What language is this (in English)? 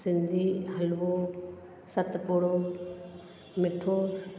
Sindhi